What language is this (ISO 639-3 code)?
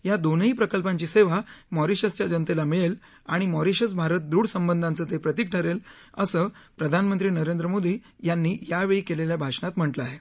mar